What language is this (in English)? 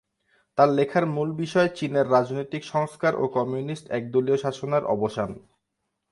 Bangla